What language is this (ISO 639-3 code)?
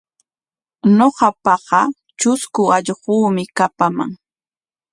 qwa